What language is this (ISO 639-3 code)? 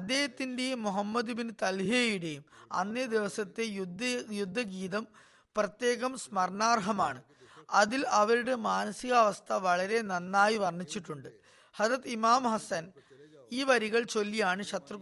mal